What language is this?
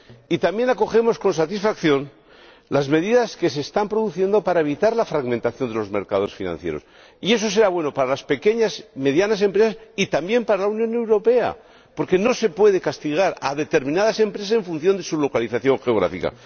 Spanish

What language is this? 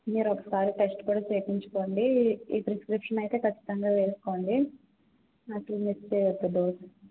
Telugu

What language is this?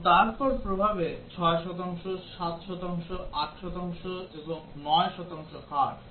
Bangla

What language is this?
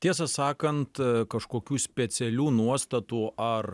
Lithuanian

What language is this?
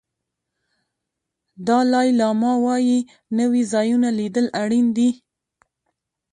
Pashto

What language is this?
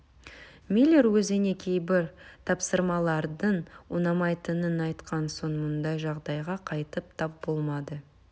Kazakh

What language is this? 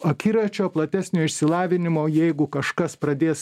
Lithuanian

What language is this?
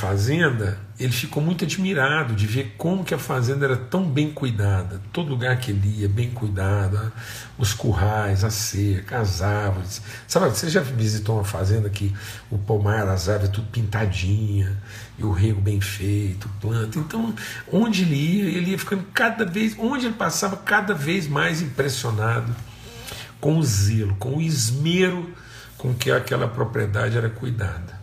Portuguese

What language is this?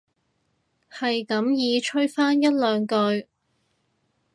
Cantonese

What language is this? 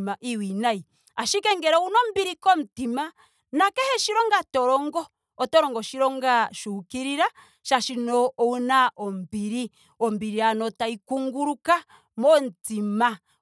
Ndonga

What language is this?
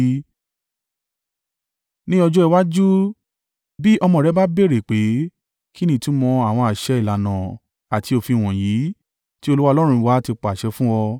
Yoruba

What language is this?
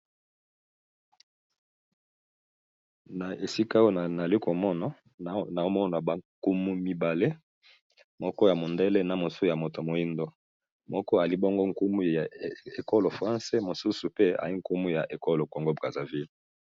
Lingala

